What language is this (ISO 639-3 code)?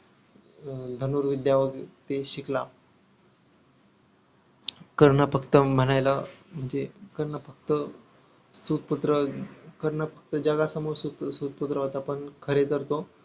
mar